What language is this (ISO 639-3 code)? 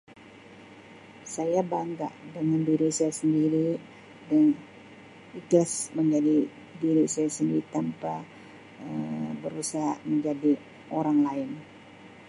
msi